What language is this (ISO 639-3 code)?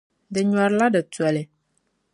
dag